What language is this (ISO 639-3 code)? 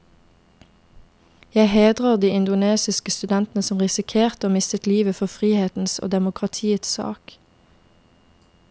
nor